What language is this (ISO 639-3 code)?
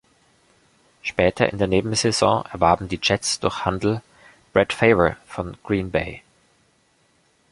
deu